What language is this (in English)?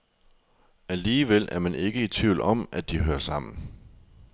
Danish